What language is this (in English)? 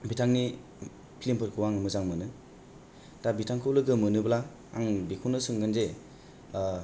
Bodo